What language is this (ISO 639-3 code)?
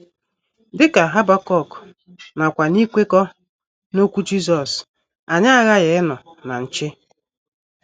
ibo